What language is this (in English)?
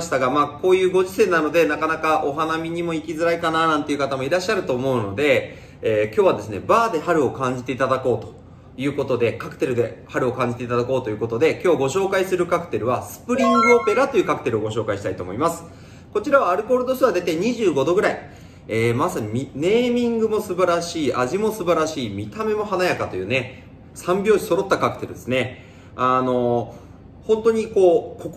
Japanese